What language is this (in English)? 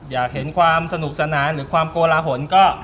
Thai